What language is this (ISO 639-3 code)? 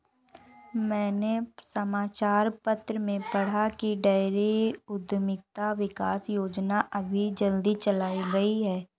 hin